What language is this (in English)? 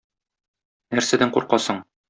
Tatar